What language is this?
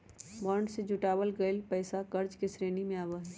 Magahi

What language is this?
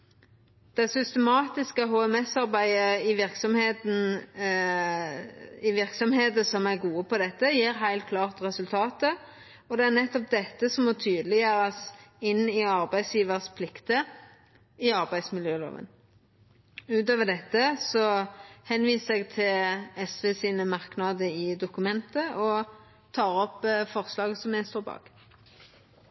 Norwegian Nynorsk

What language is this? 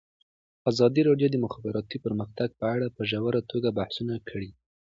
Pashto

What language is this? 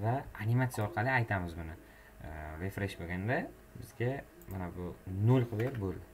Turkish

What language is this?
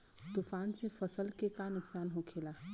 Bhojpuri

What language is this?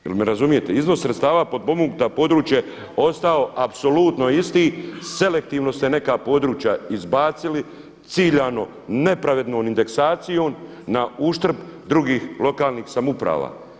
Croatian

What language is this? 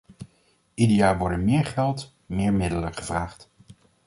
Dutch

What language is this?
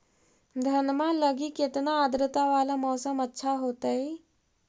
Magahi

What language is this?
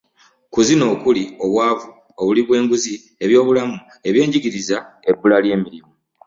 Ganda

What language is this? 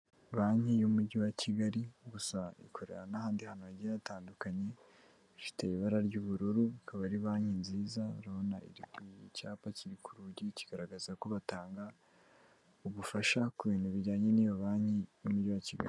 Kinyarwanda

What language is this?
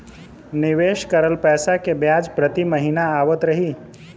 Bhojpuri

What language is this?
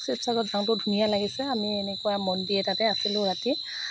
Assamese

